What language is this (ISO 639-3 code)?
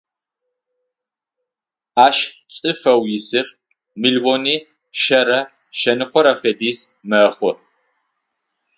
ady